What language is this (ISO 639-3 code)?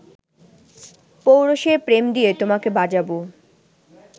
ben